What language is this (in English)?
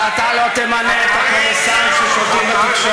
Hebrew